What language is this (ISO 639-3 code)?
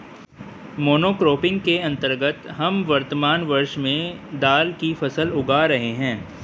hin